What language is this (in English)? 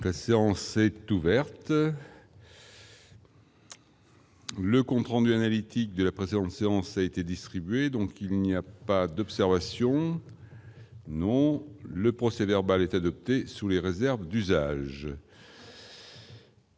French